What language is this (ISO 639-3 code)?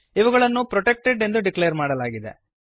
kan